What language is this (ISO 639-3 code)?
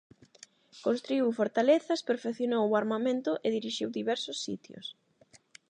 glg